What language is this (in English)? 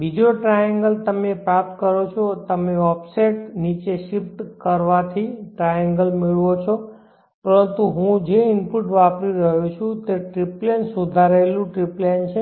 Gujarati